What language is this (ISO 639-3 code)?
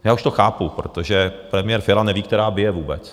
ces